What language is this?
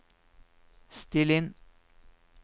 Norwegian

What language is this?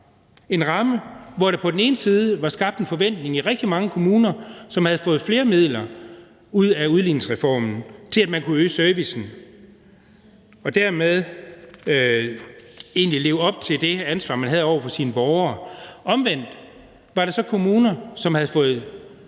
Danish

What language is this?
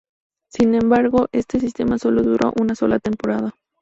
Spanish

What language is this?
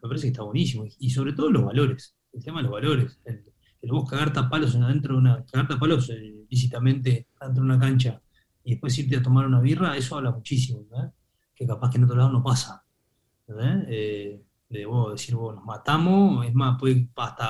Spanish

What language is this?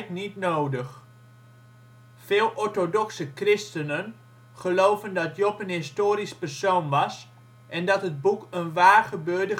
Dutch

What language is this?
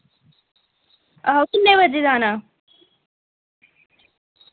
Dogri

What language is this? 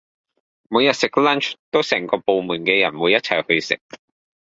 Cantonese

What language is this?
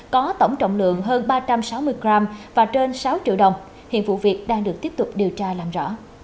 Vietnamese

